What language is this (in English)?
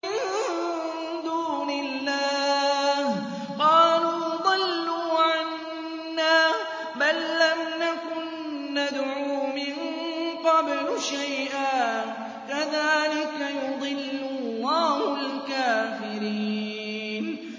Arabic